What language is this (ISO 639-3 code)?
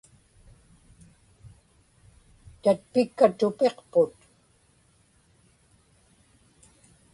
ipk